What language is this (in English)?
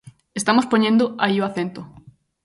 Galician